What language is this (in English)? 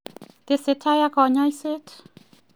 Kalenjin